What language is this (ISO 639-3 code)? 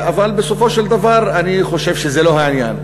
heb